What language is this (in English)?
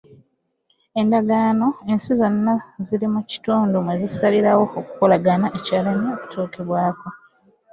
Ganda